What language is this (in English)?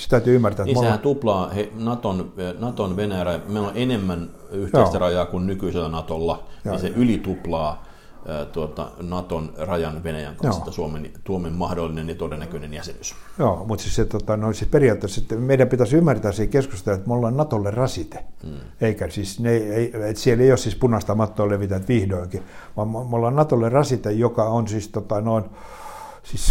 Finnish